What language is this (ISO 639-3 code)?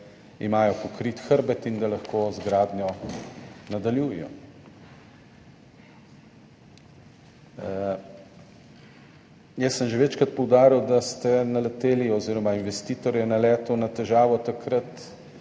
slv